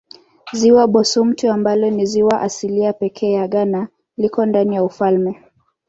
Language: Swahili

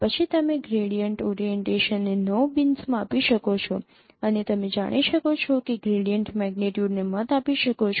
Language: Gujarati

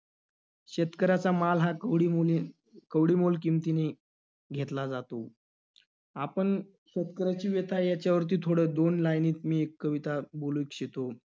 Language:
Marathi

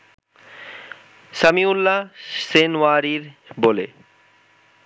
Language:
Bangla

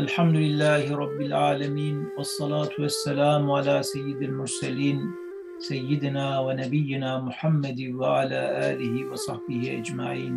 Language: Turkish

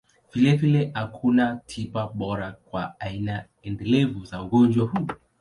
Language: Swahili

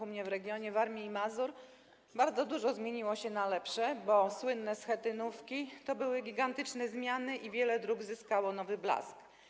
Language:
Polish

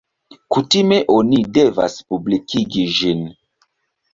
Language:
Esperanto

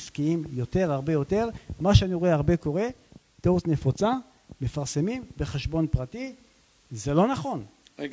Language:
Hebrew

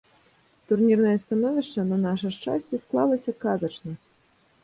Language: Belarusian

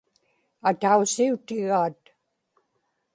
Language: Inupiaq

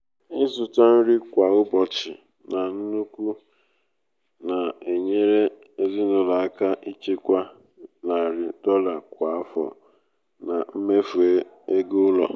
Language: Igbo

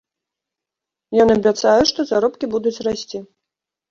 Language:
Belarusian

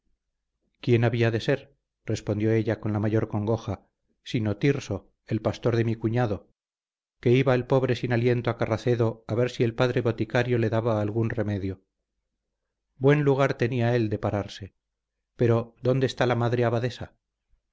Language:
Spanish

